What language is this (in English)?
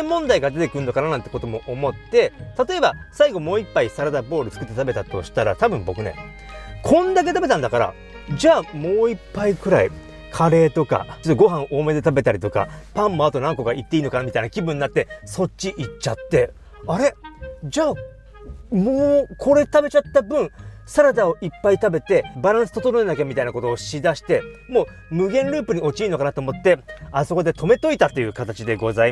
Japanese